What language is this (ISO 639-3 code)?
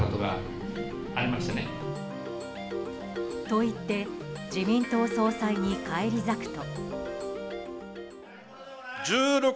jpn